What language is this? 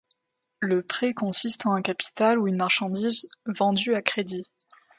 French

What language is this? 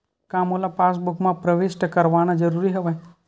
Chhattisgarhi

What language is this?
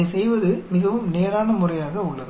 Tamil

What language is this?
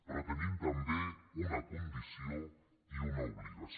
Catalan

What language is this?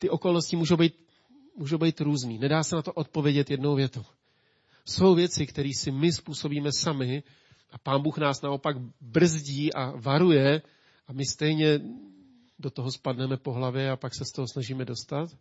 Czech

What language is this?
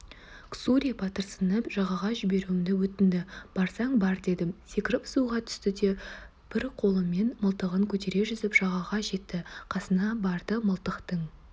Kazakh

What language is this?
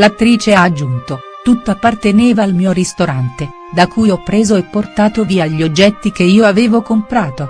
Italian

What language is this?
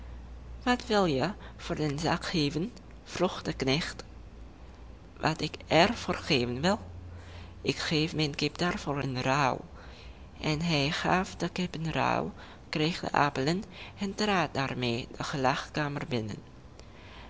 Dutch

